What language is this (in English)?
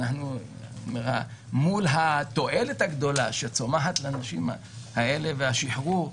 Hebrew